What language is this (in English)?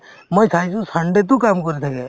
Assamese